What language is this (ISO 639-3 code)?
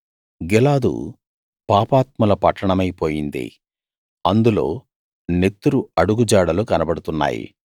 tel